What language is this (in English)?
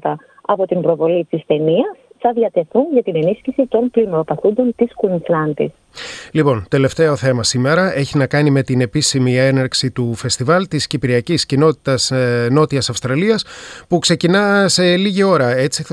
Greek